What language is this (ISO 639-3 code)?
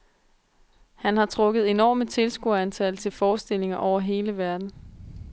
dan